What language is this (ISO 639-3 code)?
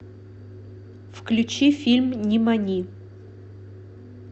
rus